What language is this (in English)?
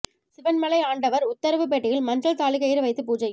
Tamil